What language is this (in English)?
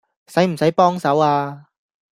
Cantonese